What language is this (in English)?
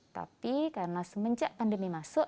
Indonesian